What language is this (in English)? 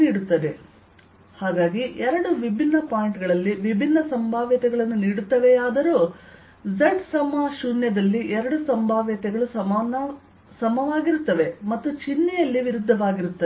Kannada